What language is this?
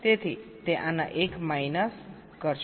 Gujarati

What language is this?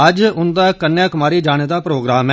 Dogri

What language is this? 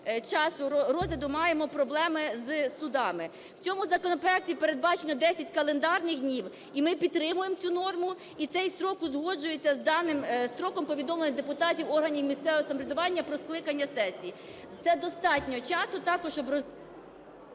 Ukrainian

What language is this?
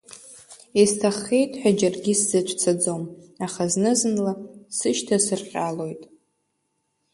Abkhazian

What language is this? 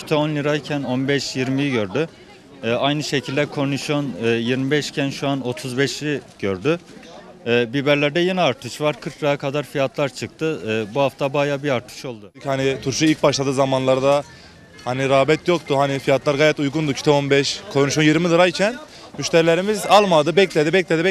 Turkish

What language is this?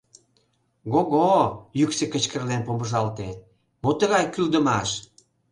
Mari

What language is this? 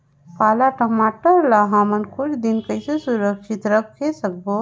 Chhattisgarhi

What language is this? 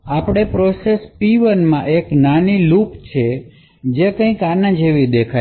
Gujarati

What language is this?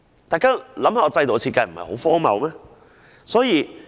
Cantonese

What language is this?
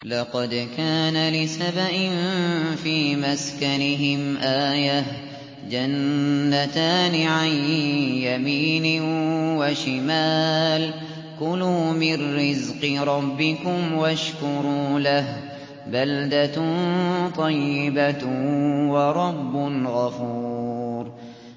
Arabic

